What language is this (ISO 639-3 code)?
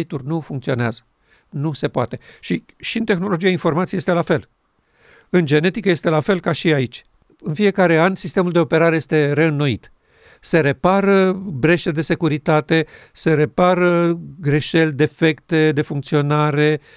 ron